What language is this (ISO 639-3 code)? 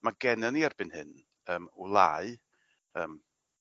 cym